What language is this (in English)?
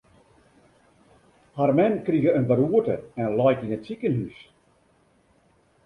Western Frisian